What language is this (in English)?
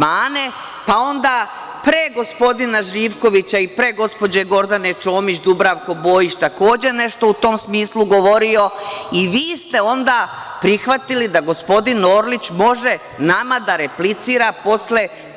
Serbian